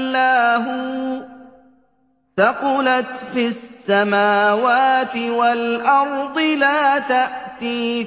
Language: Arabic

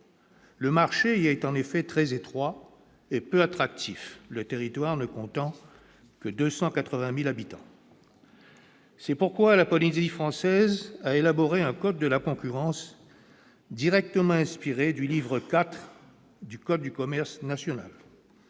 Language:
French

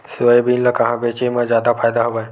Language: Chhattisgarhi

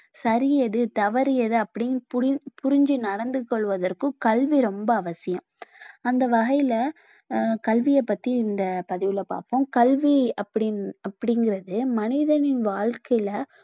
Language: Tamil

